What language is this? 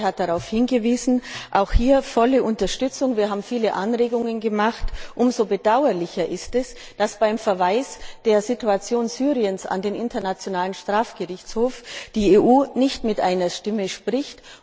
German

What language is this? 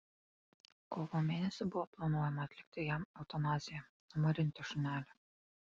Lithuanian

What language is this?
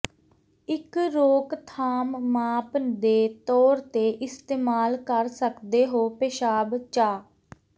Punjabi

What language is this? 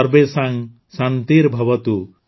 Odia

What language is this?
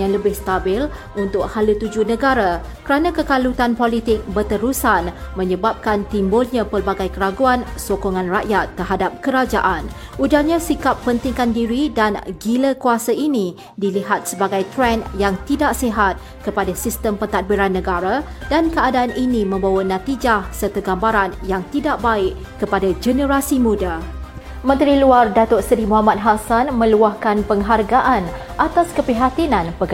Malay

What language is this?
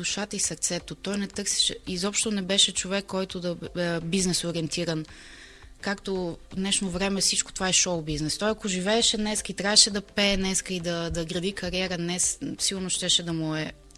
Bulgarian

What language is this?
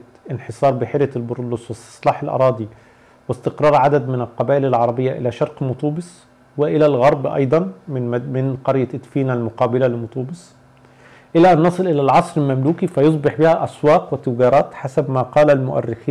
Arabic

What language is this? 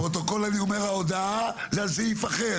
Hebrew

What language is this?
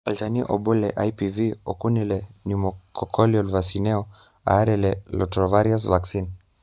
Masai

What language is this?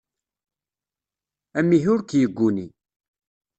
Kabyle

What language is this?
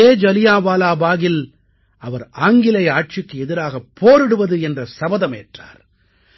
Tamil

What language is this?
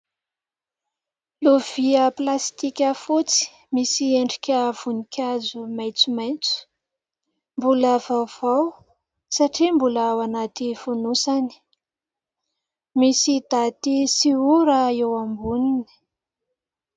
Malagasy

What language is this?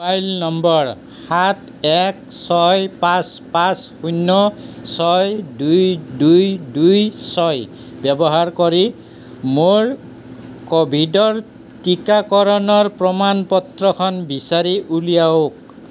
Assamese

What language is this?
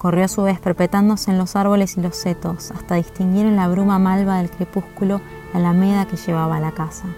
Spanish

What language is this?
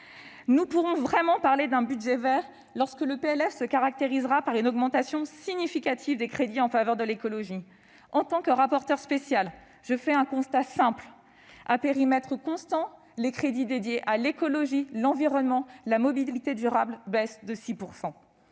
French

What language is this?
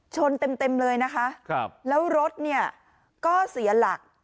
Thai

